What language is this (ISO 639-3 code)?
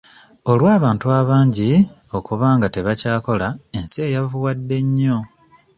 lug